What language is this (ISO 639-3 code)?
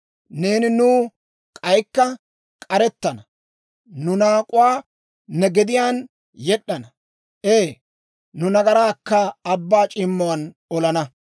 dwr